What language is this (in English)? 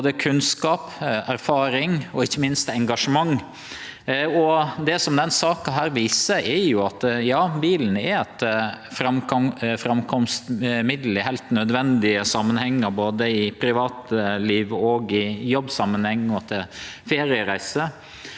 Norwegian